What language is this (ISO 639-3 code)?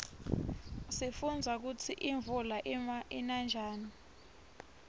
ssw